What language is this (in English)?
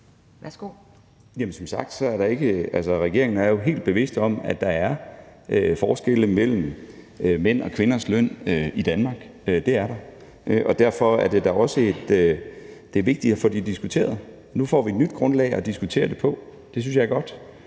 Danish